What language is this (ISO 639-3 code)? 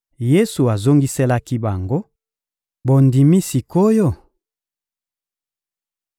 lin